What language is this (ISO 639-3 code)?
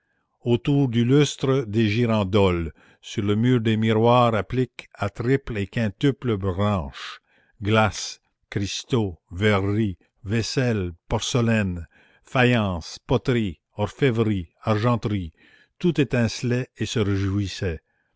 fra